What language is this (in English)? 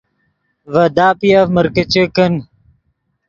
Yidgha